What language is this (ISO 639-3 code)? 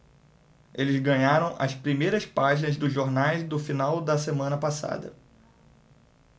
por